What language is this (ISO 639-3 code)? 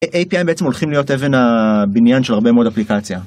heb